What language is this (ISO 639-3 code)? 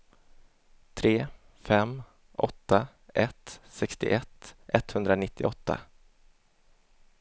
swe